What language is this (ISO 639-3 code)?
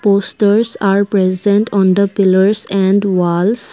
eng